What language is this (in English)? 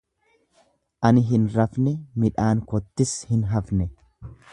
Oromo